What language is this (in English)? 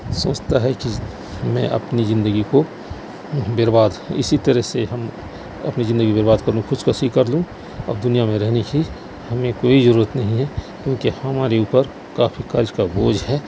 Urdu